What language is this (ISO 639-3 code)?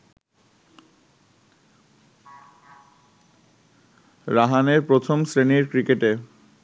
ben